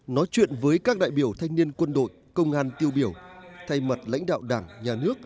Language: Vietnamese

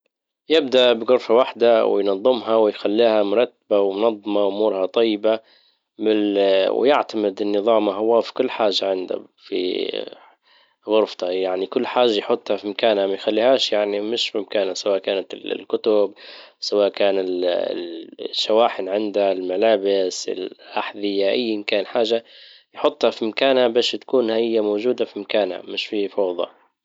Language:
Libyan Arabic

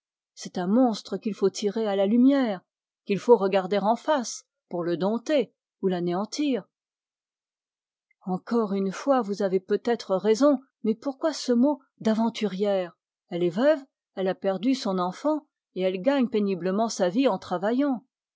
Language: French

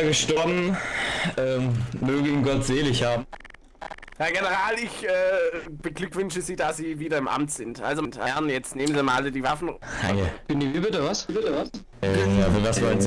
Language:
German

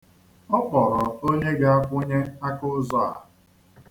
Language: Igbo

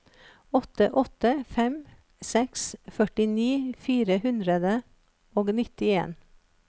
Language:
Norwegian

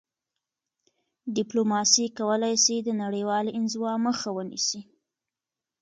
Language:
Pashto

